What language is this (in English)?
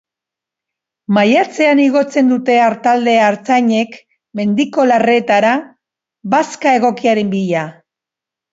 Basque